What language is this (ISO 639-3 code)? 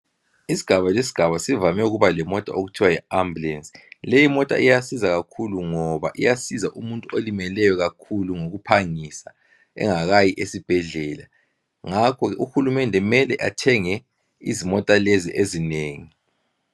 nde